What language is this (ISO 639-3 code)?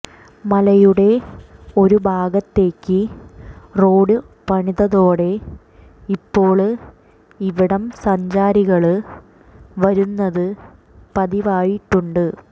mal